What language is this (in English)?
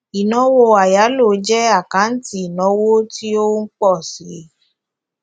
Yoruba